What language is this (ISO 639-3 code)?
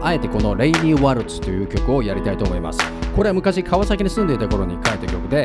jpn